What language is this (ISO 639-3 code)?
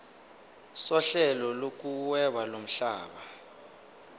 zul